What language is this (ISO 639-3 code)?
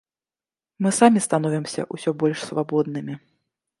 bel